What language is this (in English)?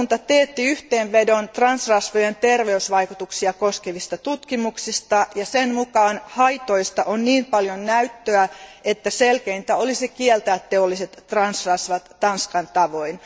Finnish